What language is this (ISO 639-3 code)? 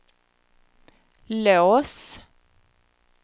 swe